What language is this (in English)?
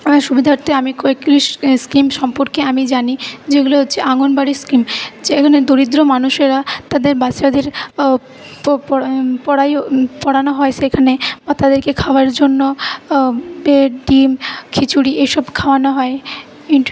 Bangla